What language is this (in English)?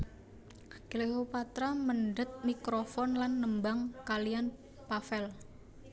Javanese